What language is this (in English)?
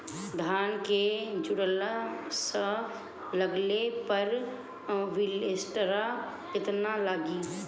Bhojpuri